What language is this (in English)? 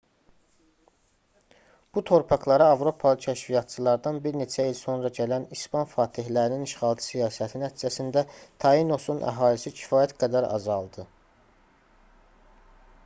Azerbaijani